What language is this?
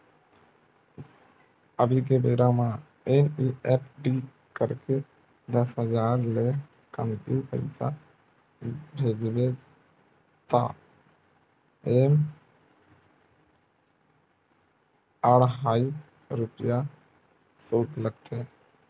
Chhattisgarhi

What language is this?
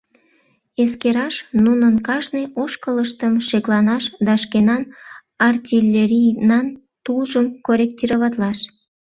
Mari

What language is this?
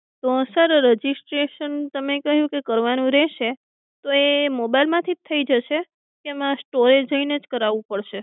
Gujarati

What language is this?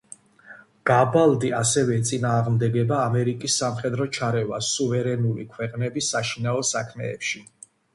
Georgian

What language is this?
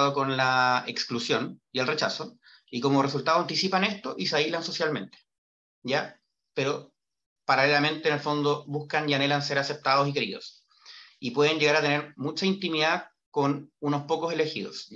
Spanish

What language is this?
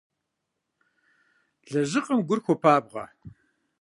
Kabardian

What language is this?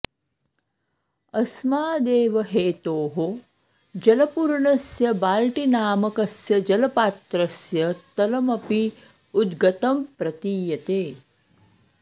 Sanskrit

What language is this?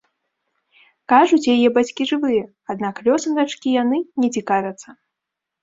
Belarusian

